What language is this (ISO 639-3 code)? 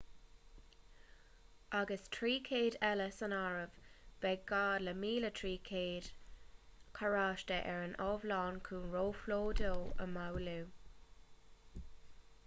gle